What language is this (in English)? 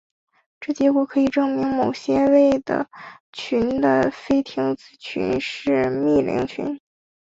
Chinese